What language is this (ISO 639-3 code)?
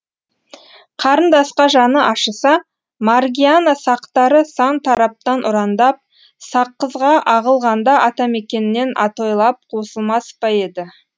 kaz